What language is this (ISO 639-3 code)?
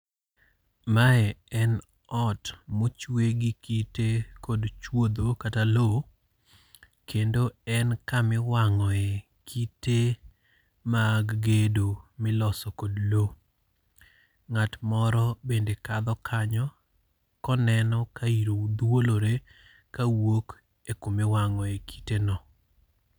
luo